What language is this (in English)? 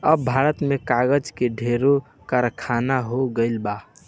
Bhojpuri